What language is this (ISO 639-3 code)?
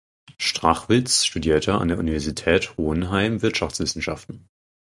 deu